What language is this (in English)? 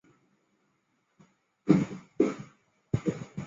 Chinese